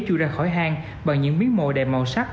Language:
Vietnamese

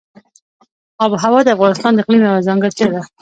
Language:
Pashto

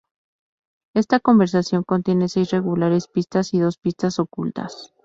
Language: Spanish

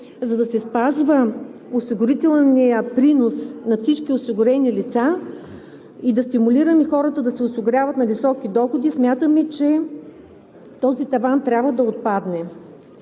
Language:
Bulgarian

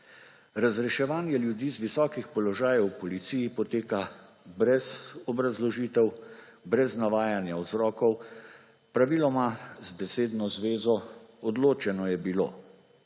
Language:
Slovenian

